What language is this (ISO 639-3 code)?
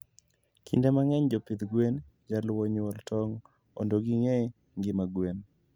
luo